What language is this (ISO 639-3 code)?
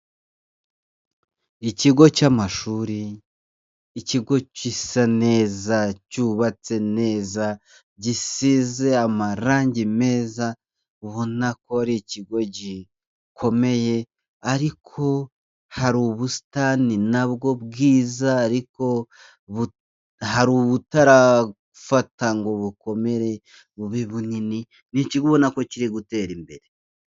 kin